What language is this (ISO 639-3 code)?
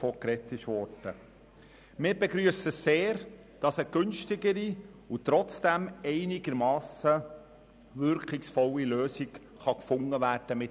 gsw